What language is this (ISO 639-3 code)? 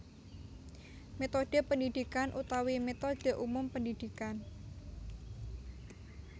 jav